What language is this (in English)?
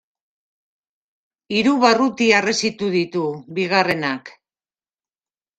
Basque